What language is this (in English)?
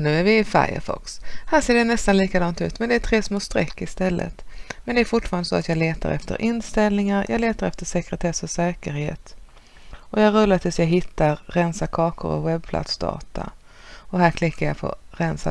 Swedish